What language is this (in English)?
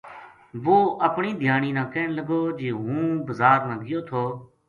Gujari